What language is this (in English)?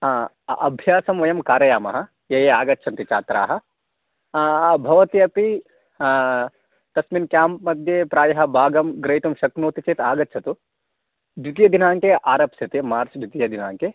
Sanskrit